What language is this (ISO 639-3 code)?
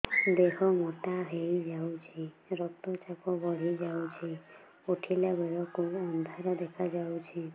ori